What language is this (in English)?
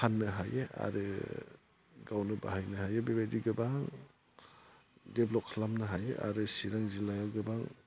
Bodo